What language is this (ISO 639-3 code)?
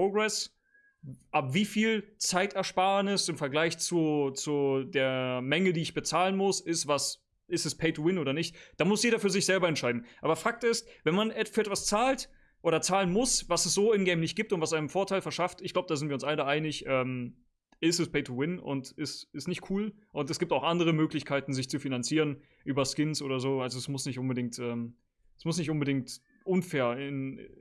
deu